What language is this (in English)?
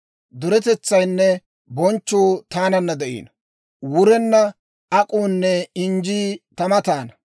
Dawro